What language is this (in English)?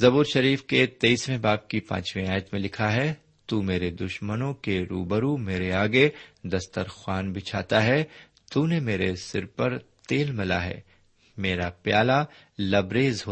Urdu